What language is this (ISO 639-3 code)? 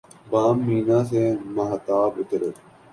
urd